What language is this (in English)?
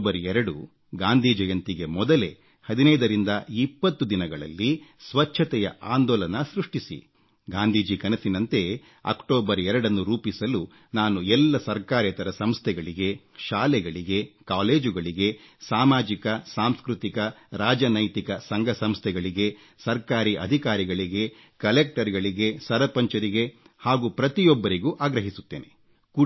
Kannada